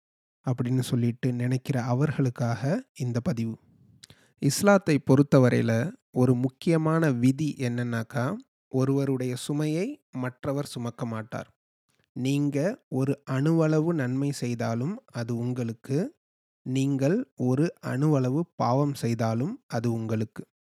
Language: Tamil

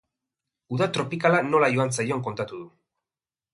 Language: Basque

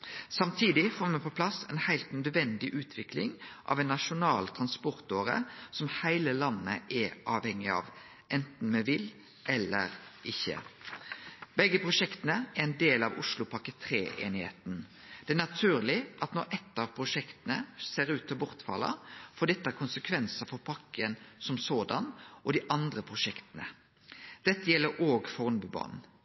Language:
Norwegian Nynorsk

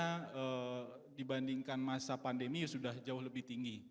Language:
Indonesian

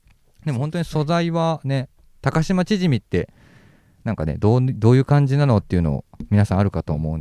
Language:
Japanese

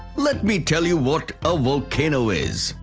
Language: English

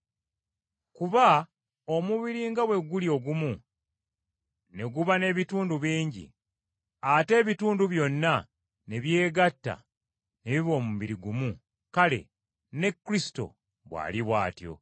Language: Ganda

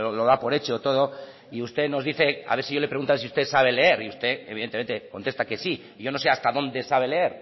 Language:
Spanish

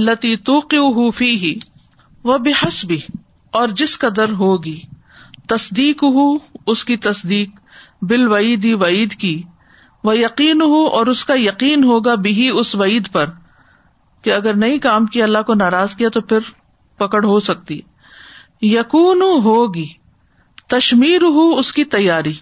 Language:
Urdu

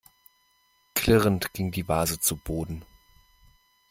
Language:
German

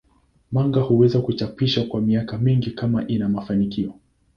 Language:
Swahili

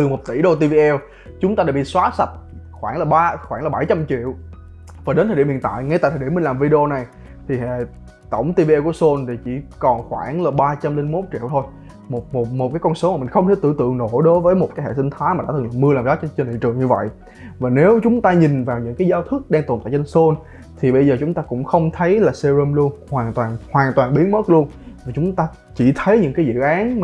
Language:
Vietnamese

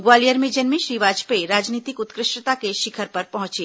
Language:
Hindi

